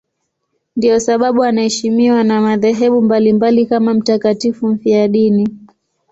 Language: Swahili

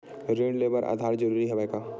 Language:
Chhattisgarhi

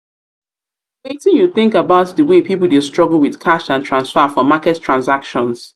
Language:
Nigerian Pidgin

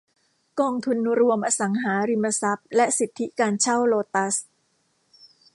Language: Thai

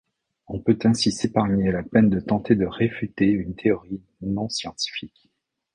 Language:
French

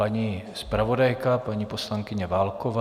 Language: Czech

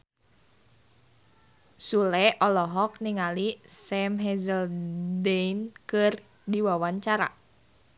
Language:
Sundanese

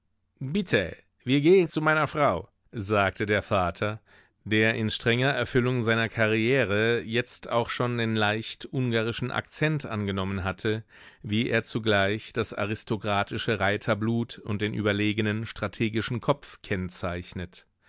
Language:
German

